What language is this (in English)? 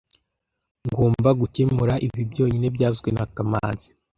Kinyarwanda